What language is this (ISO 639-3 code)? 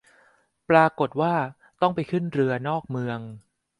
tha